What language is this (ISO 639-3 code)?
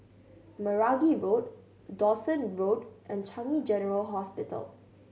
eng